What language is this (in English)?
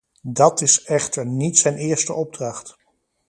Dutch